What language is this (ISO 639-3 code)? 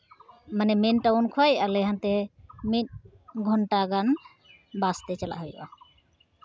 sat